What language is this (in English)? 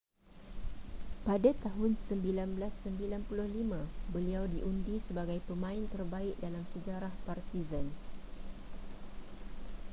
Malay